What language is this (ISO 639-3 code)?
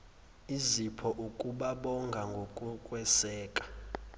zul